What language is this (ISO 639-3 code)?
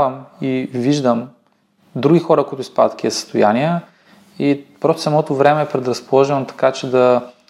bul